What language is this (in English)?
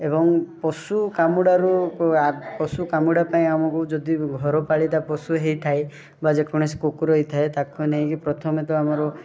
Odia